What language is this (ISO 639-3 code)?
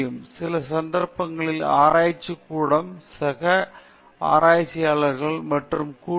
tam